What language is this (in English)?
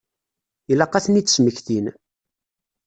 Kabyle